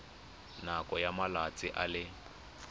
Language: Tswana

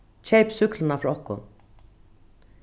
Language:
Faroese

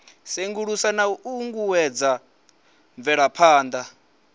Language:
Venda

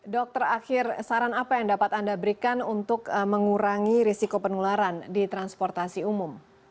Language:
Indonesian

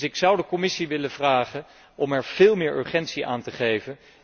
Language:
Dutch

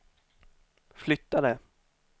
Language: Swedish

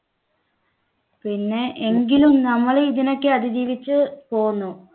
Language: Malayalam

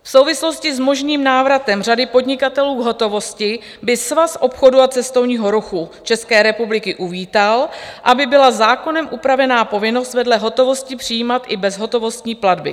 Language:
Czech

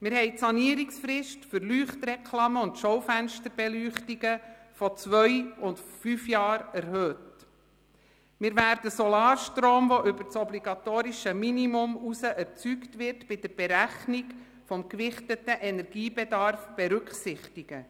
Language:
Swiss German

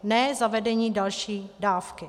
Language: Czech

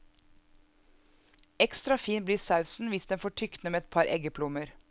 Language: Norwegian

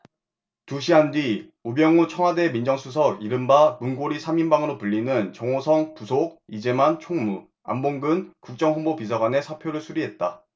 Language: Korean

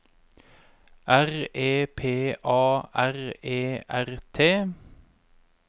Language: Norwegian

